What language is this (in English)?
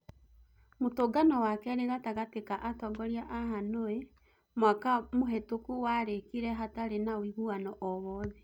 Kikuyu